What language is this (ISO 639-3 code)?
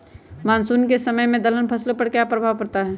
mag